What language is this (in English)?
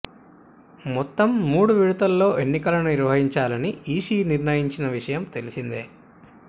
Telugu